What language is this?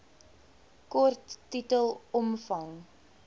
Afrikaans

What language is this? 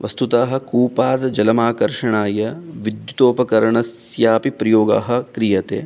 Sanskrit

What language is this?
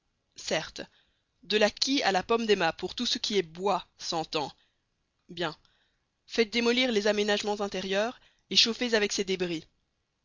French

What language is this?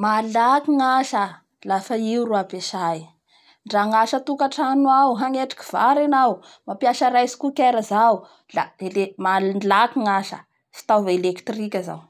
Bara Malagasy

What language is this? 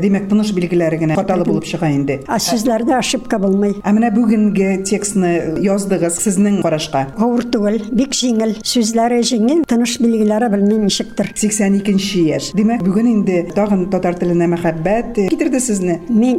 Russian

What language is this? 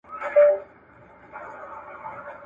Pashto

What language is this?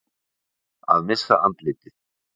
Icelandic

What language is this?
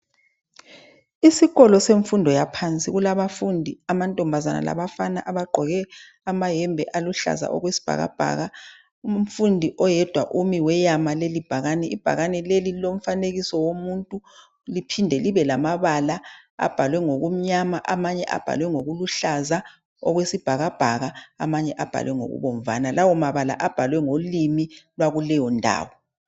North Ndebele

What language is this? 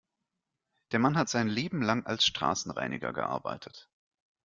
German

